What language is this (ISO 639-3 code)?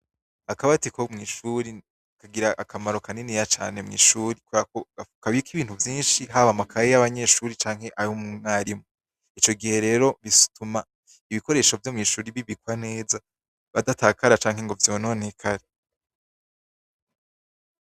run